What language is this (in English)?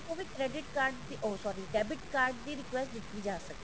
Punjabi